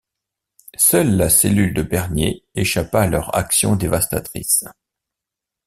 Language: French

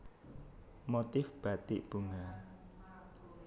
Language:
Javanese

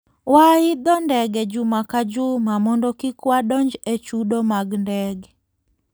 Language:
Luo (Kenya and Tanzania)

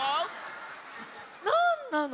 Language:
Japanese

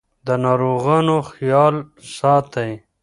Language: Pashto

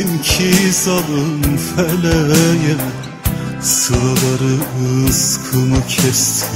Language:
Turkish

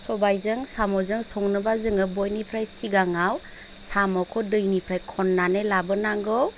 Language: Bodo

